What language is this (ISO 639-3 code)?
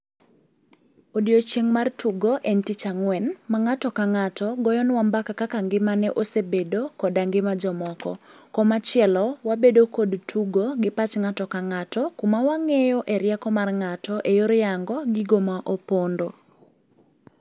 luo